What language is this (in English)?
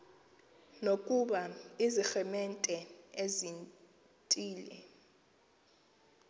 Xhosa